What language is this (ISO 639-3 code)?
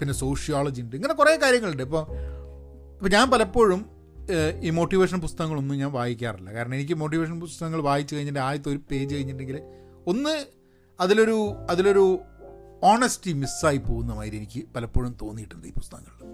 mal